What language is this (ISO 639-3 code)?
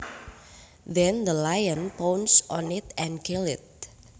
jav